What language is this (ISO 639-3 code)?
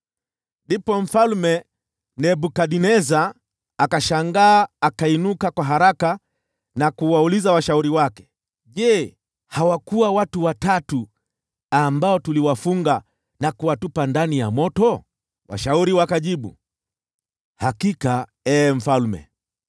swa